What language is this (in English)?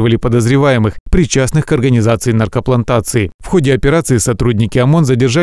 Russian